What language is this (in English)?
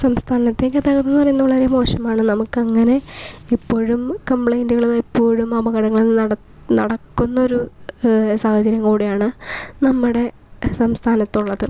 Malayalam